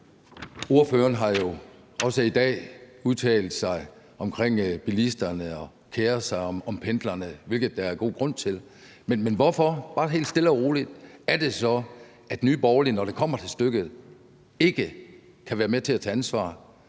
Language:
Danish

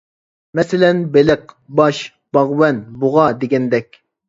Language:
Uyghur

